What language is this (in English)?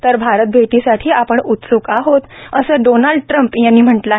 Marathi